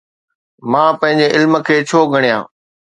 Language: Sindhi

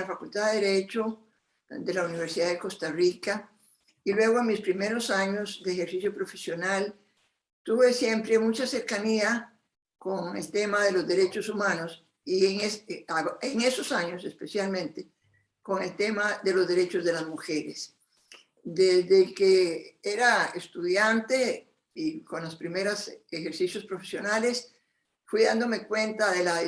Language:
Spanish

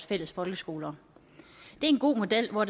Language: Danish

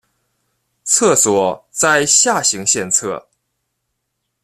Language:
Chinese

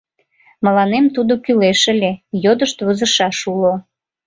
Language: Mari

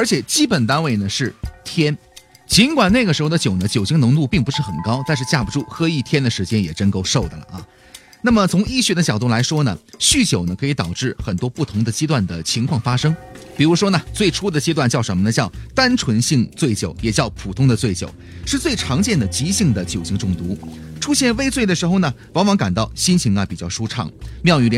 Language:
Chinese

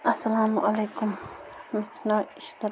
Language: Kashmiri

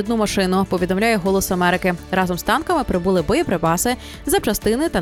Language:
Ukrainian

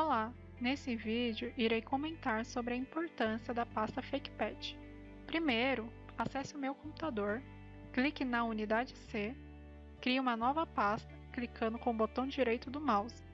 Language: Portuguese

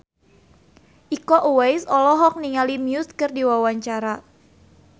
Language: Sundanese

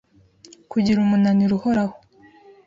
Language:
Kinyarwanda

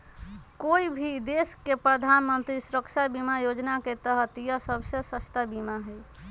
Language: Magahi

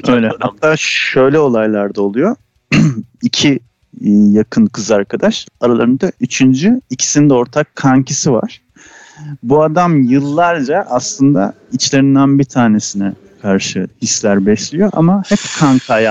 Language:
Turkish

